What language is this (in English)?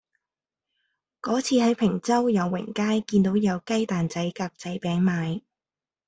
Cantonese